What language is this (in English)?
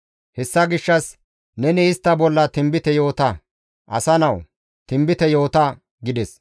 Gamo